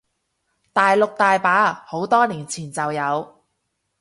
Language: Cantonese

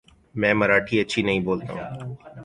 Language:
Urdu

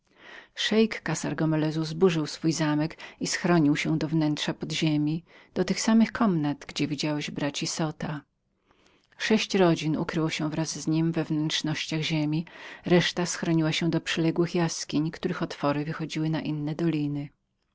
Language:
Polish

